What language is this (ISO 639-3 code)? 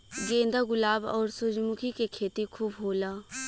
bho